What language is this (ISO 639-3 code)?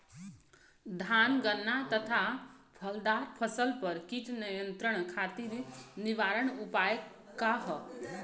bho